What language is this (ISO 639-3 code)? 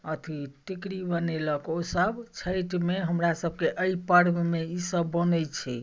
mai